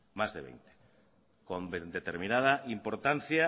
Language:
Spanish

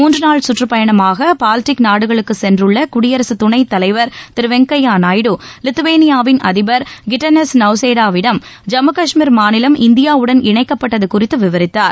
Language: Tamil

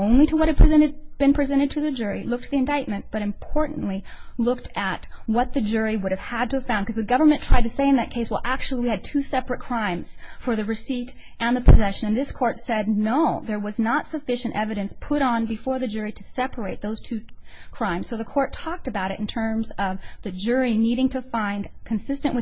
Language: English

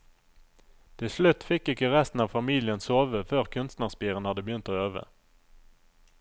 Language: Norwegian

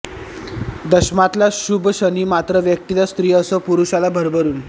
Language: Marathi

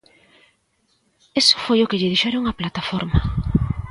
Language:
Galician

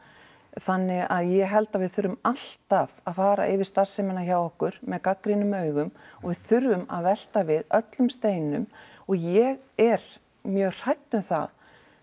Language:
Icelandic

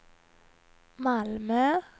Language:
Swedish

